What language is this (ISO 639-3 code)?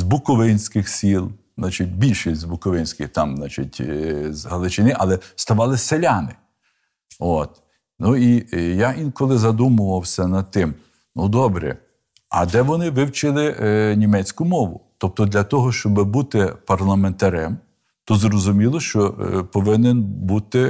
ukr